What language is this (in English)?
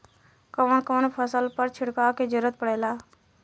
Bhojpuri